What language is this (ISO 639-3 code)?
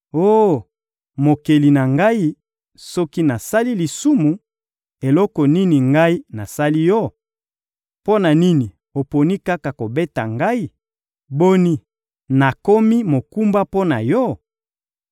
lin